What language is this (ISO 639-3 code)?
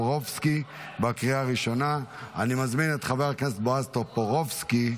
heb